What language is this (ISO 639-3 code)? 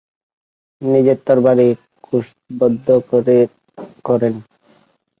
ben